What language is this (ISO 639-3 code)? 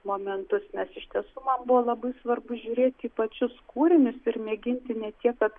lit